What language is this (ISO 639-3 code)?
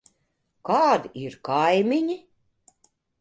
lav